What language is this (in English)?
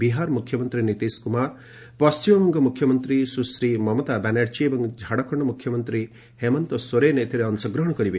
Odia